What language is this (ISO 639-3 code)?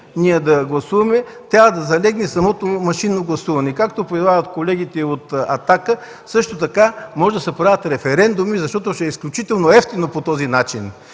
bul